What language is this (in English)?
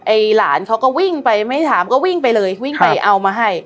Thai